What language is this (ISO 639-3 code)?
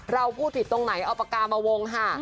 tha